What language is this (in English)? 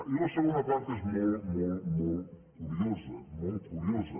Catalan